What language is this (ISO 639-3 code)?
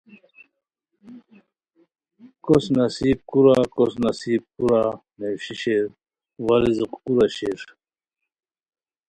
khw